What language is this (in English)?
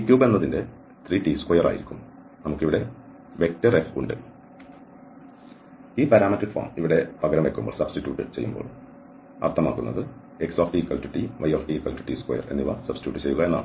Malayalam